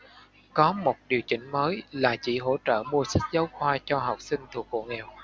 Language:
Vietnamese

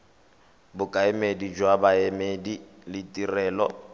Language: Tswana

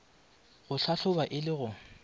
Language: Northern Sotho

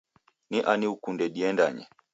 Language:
Taita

